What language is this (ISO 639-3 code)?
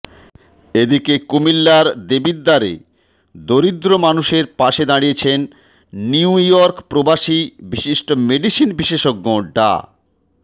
ben